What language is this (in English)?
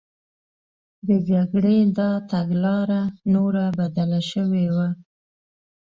Pashto